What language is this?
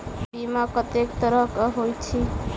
Maithili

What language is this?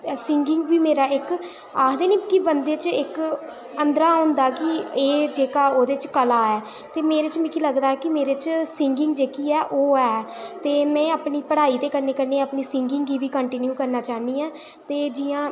Dogri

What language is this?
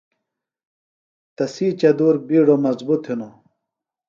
Phalura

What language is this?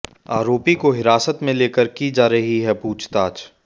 Hindi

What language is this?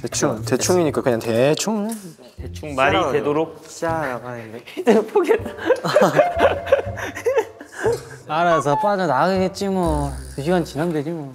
Korean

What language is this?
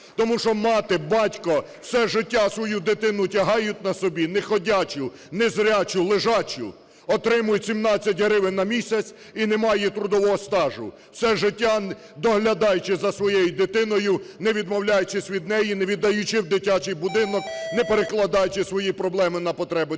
Ukrainian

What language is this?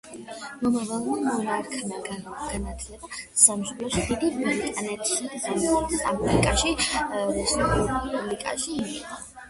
Georgian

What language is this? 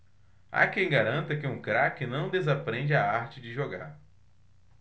Portuguese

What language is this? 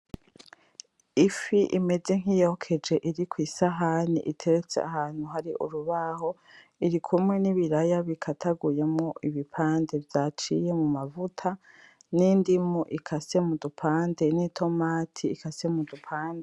Rundi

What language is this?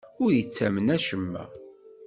Kabyle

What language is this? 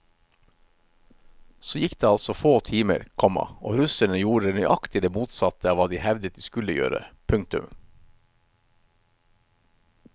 Norwegian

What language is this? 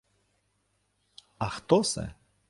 Ukrainian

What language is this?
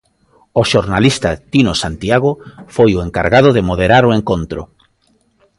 Galician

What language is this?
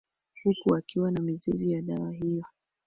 Swahili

